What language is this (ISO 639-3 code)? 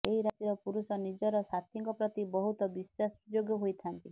ori